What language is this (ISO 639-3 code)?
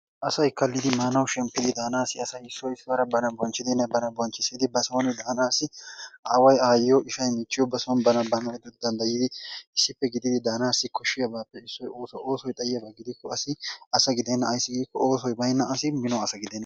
wal